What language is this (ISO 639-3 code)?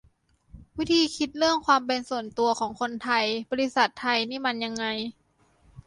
tha